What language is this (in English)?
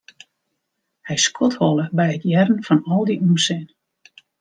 Western Frisian